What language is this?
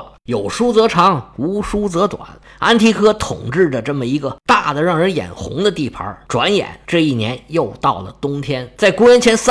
Chinese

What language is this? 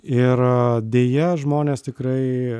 Lithuanian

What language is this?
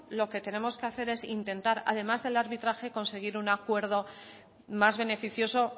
Spanish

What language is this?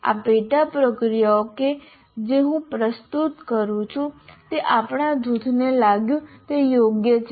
Gujarati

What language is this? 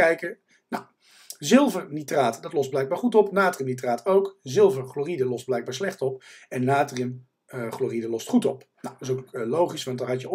Dutch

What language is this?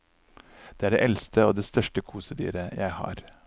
Norwegian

